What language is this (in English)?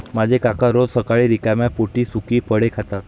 Marathi